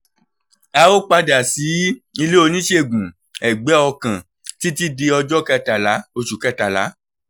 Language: Yoruba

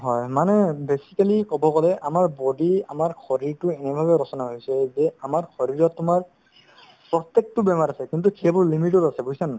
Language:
Assamese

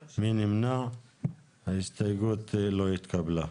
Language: Hebrew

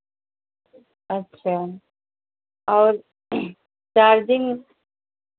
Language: Hindi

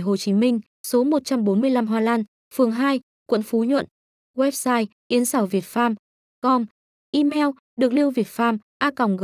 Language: Vietnamese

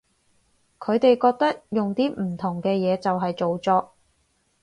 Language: Cantonese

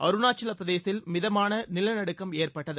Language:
Tamil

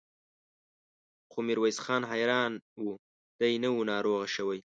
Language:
Pashto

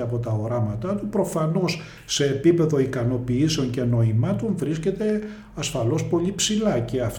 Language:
Greek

